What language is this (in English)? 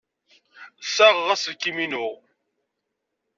Kabyle